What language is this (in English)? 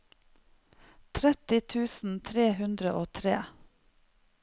Norwegian